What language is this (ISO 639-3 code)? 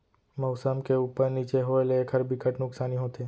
hne